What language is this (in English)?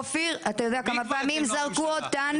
Hebrew